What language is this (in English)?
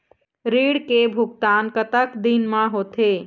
Chhattisgarhi